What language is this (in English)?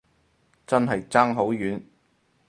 Cantonese